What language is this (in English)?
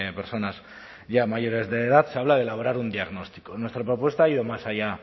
Spanish